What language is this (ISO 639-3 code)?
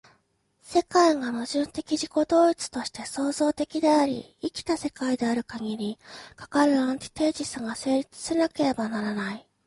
jpn